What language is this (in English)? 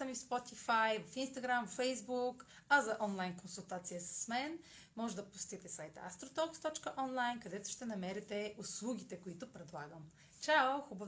Bulgarian